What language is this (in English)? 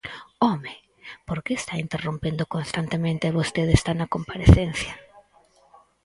Galician